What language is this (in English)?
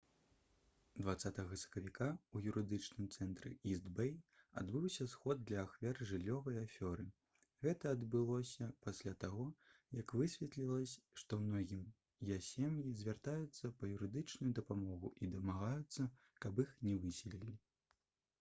Belarusian